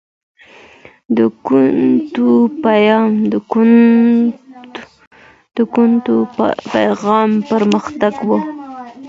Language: Pashto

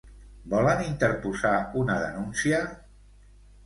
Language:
Catalan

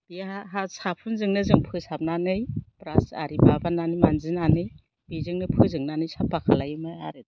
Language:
Bodo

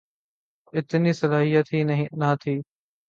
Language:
Urdu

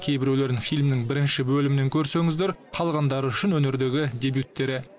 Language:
Kazakh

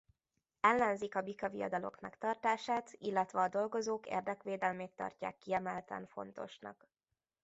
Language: Hungarian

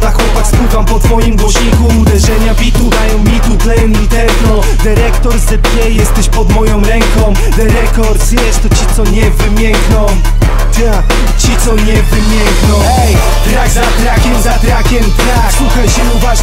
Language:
Polish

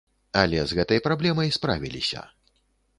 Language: Belarusian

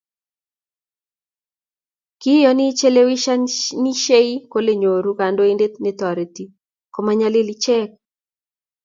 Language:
Kalenjin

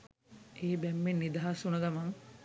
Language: Sinhala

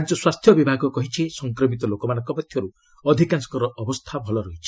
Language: Odia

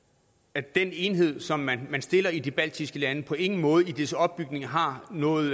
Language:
Danish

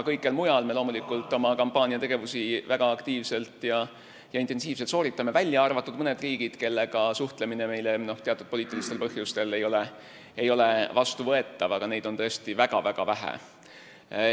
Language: Estonian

